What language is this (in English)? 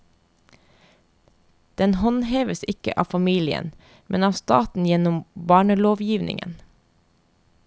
Norwegian